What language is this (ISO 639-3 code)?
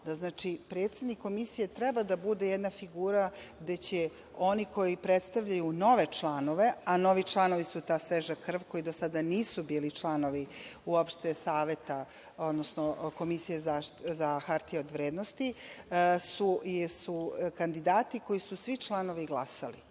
srp